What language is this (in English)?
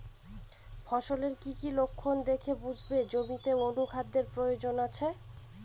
Bangla